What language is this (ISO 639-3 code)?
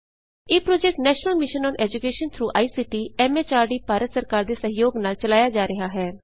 pan